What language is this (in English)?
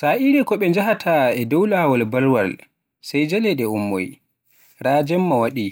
Borgu Fulfulde